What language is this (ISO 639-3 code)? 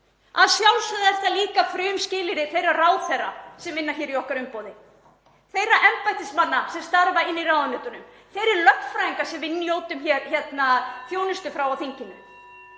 isl